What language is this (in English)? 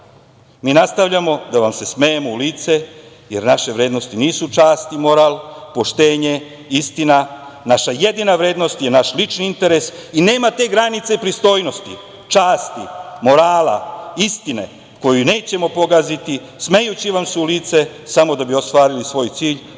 Serbian